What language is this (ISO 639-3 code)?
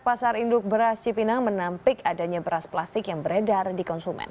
ind